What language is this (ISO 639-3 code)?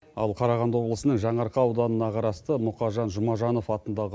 kaz